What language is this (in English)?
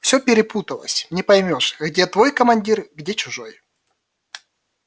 Russian